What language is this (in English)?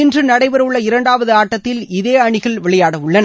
Tamil